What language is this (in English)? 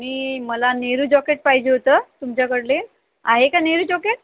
Marathi